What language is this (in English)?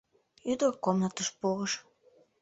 Mari